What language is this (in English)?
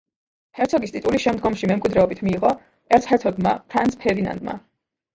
Georgian